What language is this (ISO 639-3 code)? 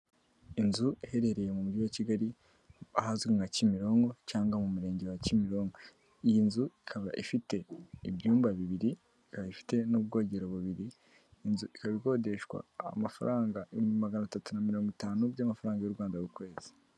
kin